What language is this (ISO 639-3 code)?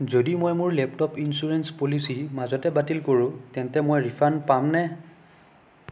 asm